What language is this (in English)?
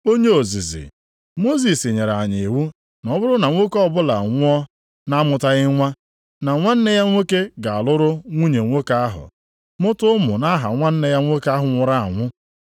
Igbo